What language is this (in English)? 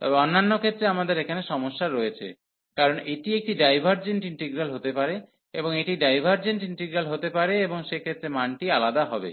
Bangla